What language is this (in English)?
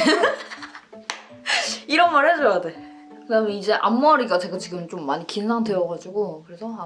Korean